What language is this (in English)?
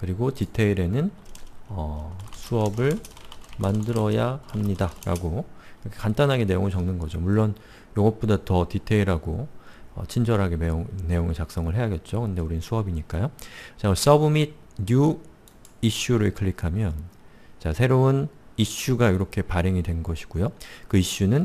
Korean